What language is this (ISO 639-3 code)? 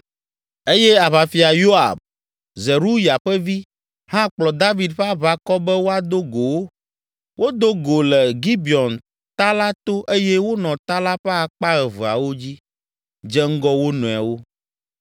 ewe